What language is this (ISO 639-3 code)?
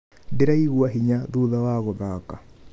kik